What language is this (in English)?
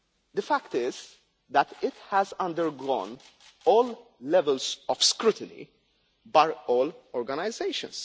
English